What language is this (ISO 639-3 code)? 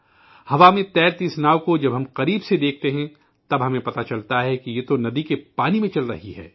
urd